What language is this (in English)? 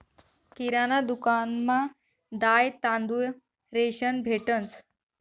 Marathi